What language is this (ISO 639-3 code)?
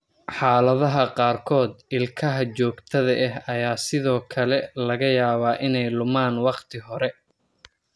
som